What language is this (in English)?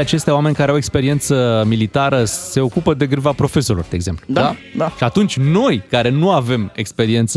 Romanian